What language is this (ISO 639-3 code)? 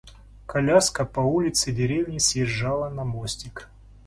rus